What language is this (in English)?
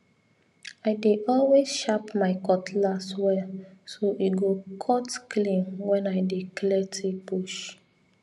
Nigerian Pidgin